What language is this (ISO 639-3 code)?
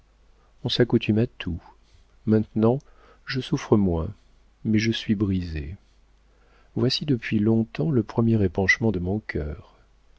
fra